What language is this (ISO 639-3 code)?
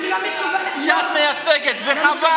heb